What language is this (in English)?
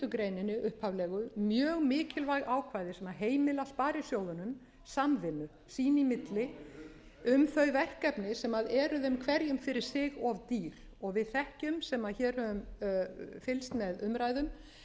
Icelandic